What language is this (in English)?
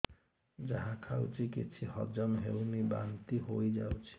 Odia